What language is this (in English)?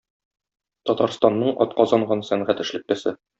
Tatar